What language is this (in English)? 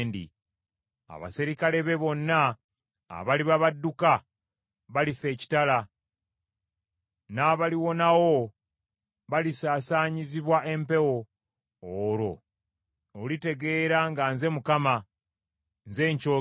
Ganda